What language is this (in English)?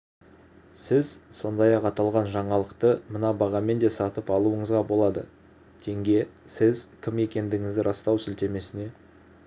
Kazakh